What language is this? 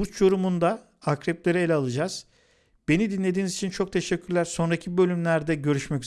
Turkish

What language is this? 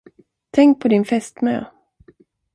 Swedish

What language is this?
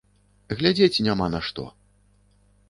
Belarusian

